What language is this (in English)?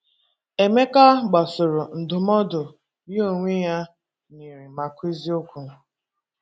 Igbo